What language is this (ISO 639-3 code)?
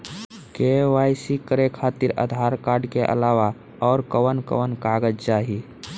bho